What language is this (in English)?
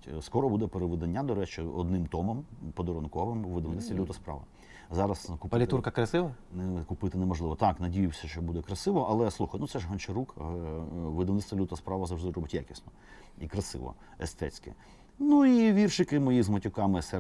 Ukrainian